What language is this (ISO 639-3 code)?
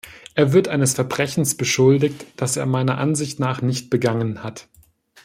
deu